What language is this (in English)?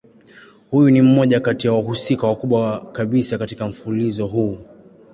Swahili